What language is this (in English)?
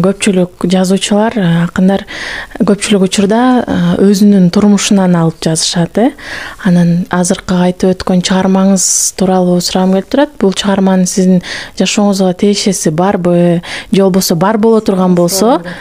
Turkish